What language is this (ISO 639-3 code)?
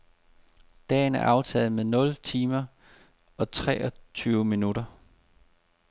dan